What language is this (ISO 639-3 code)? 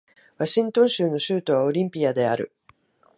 jpn